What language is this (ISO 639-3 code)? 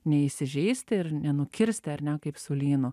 lit